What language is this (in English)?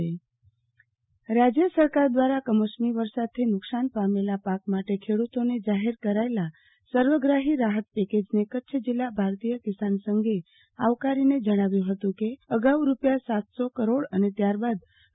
Gujarati